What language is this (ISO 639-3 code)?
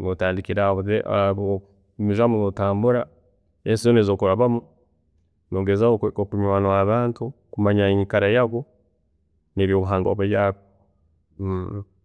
ttj